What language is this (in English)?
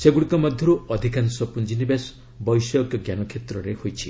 Odia